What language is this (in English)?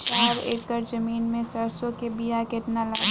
Bhojpuri